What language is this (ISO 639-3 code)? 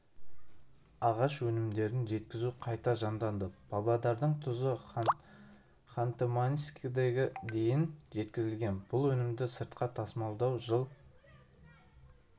kaz